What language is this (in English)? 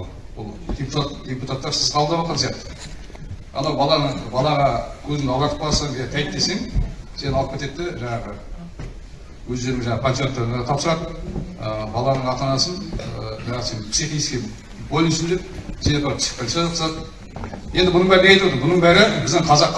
Turkish